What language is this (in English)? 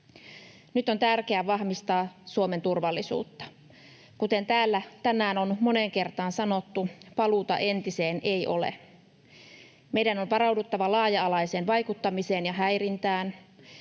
Finnish